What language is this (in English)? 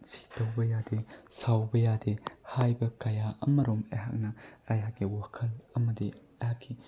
Manipuri